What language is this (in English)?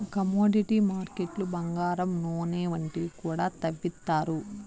Telugu